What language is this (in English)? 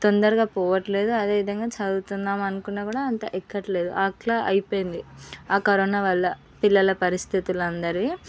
Telugu